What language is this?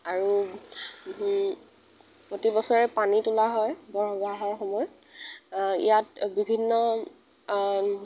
Assamese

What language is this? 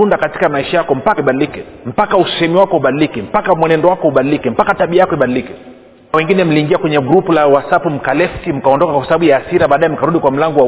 Swahili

